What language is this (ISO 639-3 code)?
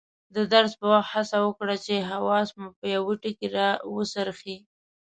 pus